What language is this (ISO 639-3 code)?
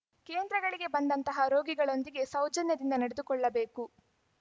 kan